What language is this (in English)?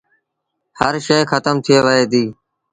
Sindhi Bhil